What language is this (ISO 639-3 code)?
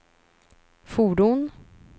swe